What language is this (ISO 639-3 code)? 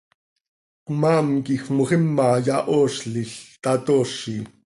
sei